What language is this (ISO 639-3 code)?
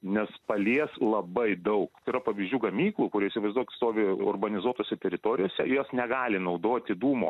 lit